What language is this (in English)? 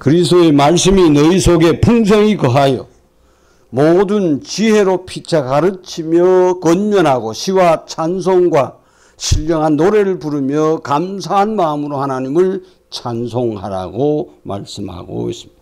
Korean